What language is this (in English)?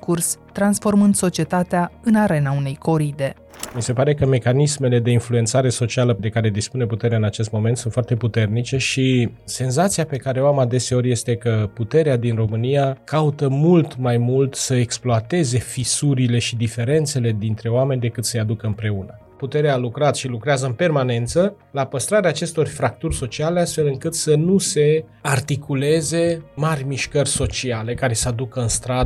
Romanian